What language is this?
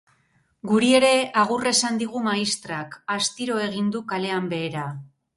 Basque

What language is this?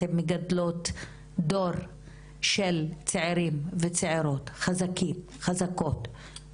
Hebrew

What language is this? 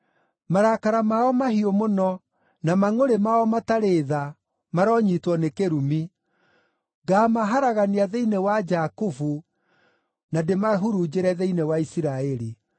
Kikuyu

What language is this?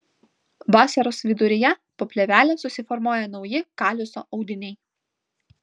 Lithuanian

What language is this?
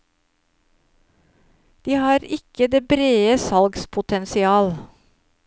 Norwegian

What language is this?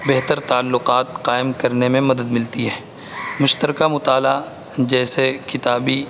Urdu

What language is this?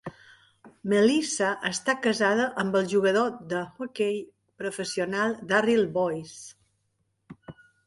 Catalan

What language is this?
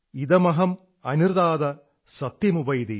Malayalam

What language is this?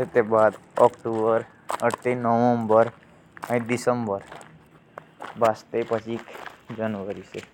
Jaunsari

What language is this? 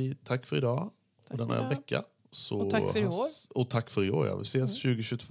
Swedish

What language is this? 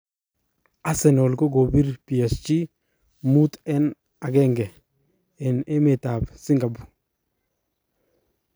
Kalenjin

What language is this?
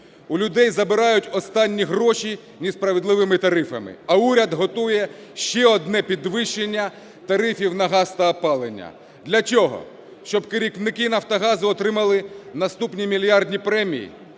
Ukrainian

